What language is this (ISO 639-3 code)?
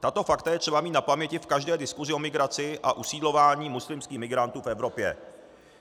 ces